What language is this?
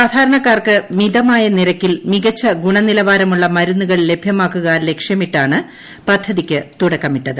Malayalam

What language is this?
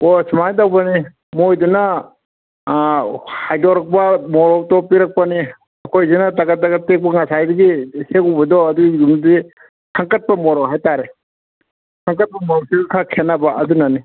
Manipuri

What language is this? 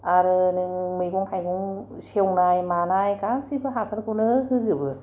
Bodo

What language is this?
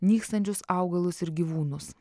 Lithuanian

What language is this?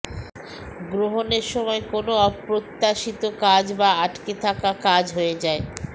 Bangla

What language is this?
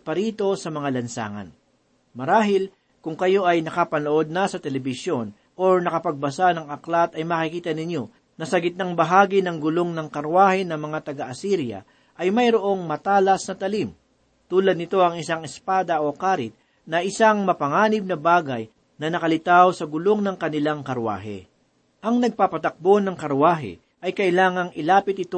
Filipino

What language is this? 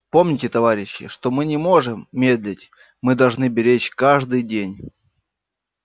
Russian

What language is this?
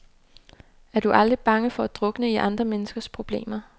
Danish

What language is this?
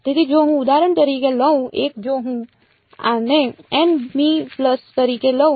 Gujarati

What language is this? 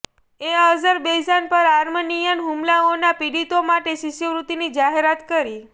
Gujarati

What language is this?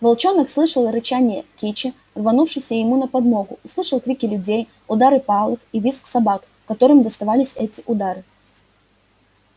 Russian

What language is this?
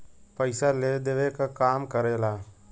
Bhojpuri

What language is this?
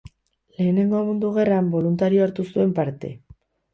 Basque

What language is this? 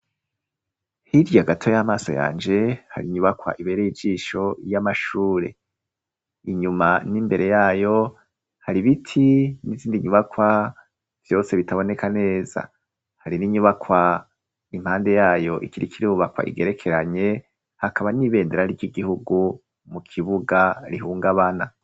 Rundi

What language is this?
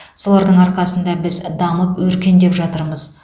Kazakh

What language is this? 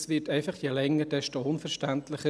Swiss German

